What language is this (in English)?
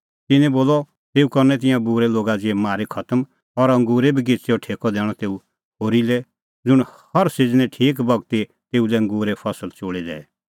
Kullu Pahari